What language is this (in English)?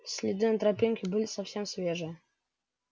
Russian